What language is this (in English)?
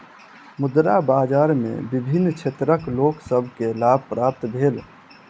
Maithili